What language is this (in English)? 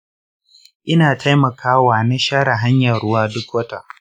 Hausa